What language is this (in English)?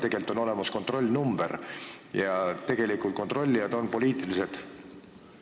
Estonian